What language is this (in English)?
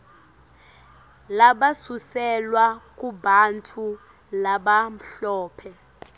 Swati